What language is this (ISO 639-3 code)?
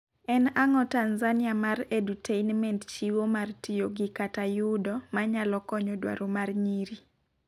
luo